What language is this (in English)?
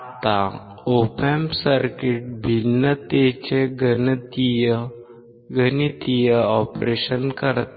Marathi